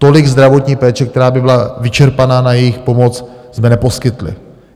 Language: Czech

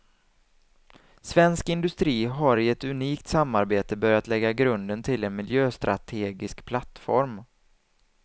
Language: Swedish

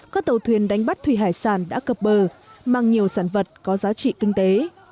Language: Vietnamese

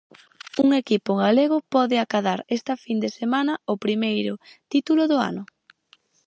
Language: Galician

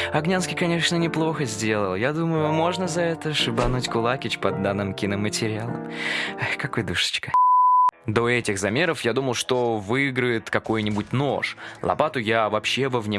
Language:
Russian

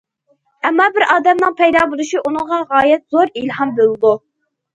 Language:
Uyghur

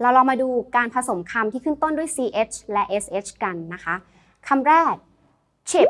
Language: Thai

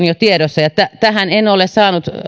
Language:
Finnish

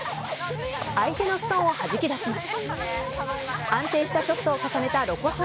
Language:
Japanese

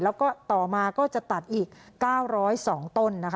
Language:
Thai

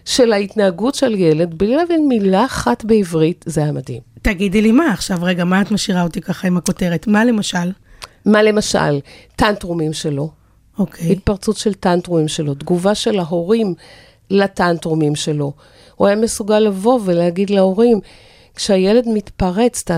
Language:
Hebrew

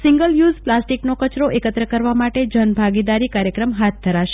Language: Gujarati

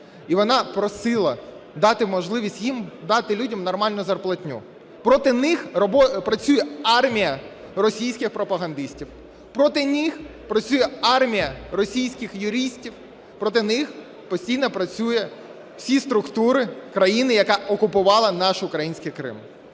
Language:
Ukrainian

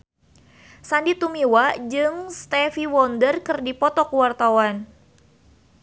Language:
Sundanese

